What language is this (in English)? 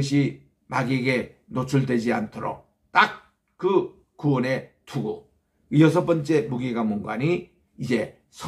Korean